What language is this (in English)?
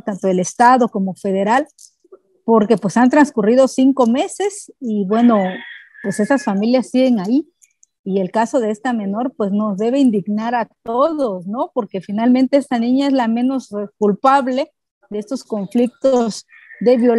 Spanish